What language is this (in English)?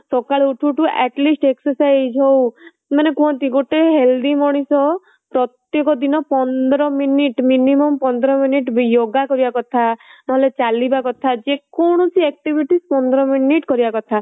Odia